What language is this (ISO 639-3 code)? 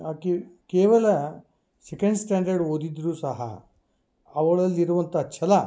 kan